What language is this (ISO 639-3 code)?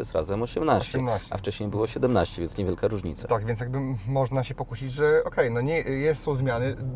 pol